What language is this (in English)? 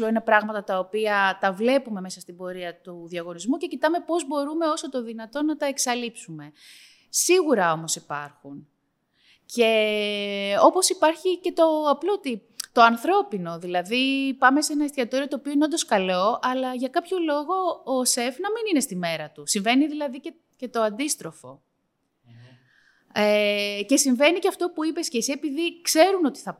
Greek